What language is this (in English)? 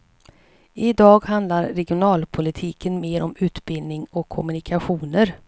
Swedish